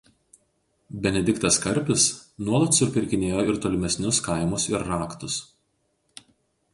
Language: Lithuanian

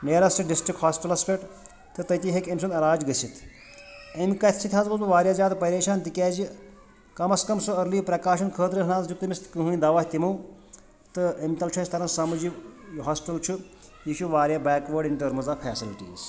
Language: Kashmiri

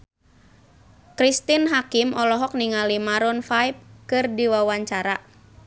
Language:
Sundanese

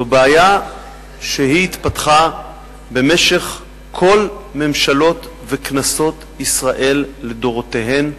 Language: Hebrew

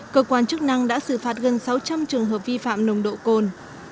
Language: Vietnamese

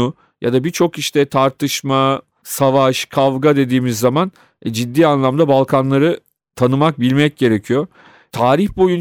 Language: Turkish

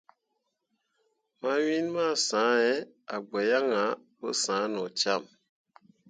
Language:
Mundang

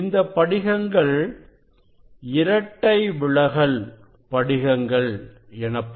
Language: Tamil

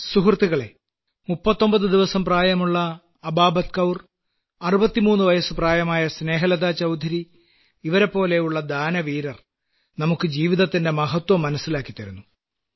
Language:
Malayalam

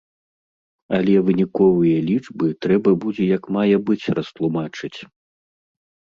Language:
Belarusian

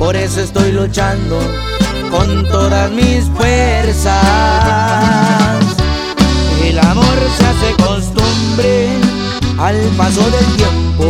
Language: Spanish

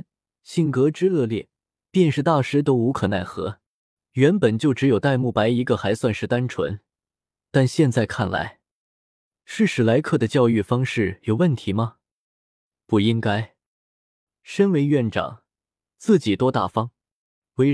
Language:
Chinese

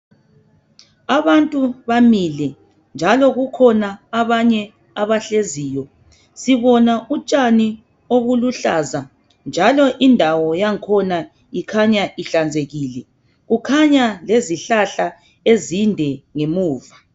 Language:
North Ndebele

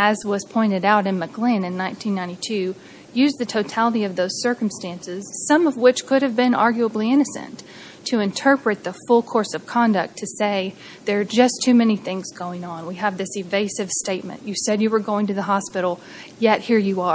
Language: English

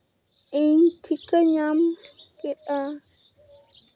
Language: Santali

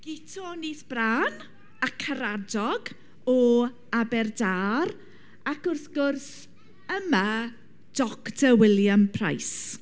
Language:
Welsh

